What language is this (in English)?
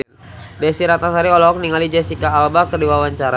Sundanese